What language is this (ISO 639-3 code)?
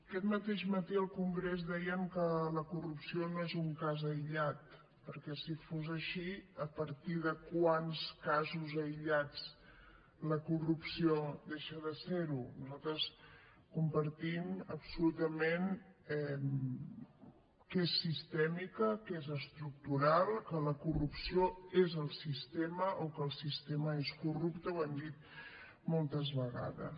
cat